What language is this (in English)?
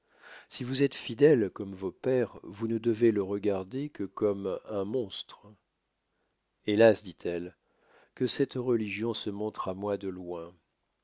French